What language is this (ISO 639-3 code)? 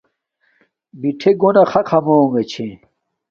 dmk